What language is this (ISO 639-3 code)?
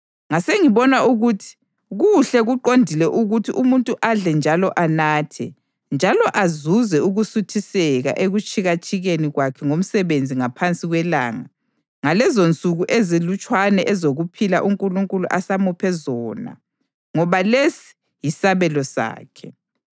nde